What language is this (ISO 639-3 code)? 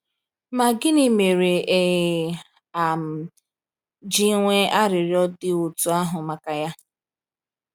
ibo